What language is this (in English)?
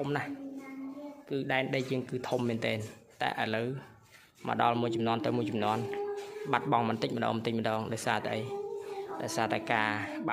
Thai